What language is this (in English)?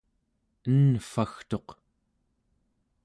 Central Yupik